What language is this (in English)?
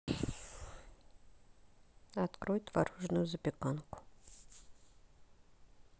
Russian